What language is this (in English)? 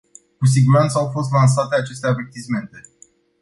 Romanian